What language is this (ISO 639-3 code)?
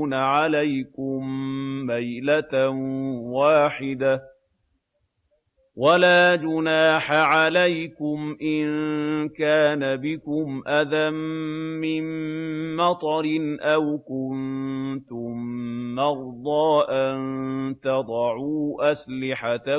ara